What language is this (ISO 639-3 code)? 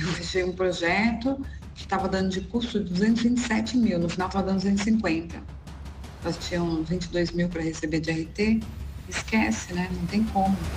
por